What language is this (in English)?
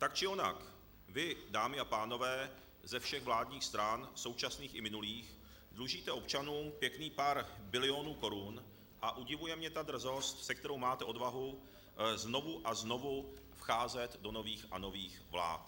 Czech